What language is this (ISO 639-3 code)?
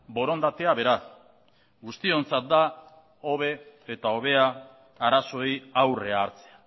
eus